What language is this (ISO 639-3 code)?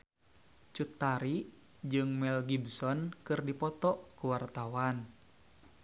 sun